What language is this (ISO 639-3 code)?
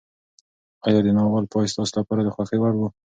pus